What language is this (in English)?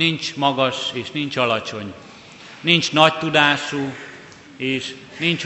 Hungarian